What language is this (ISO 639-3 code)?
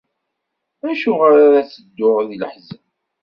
kab